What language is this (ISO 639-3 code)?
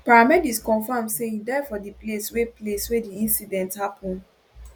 pcm